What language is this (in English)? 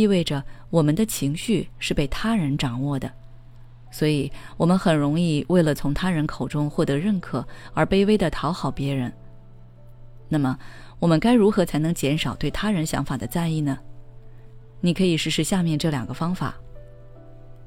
Chinese